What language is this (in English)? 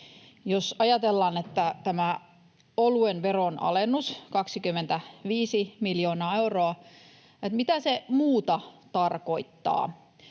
Finnish